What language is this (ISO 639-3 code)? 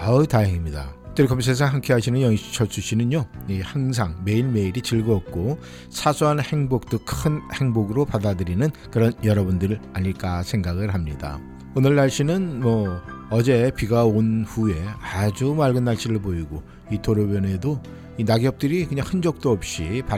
kor